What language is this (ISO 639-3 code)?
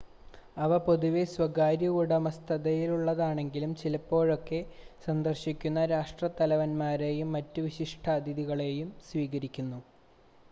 mal